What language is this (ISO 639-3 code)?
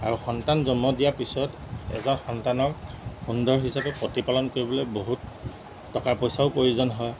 asm